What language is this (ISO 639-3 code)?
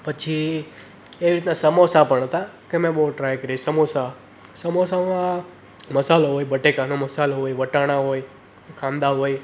guj